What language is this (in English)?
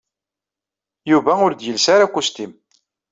Kabyle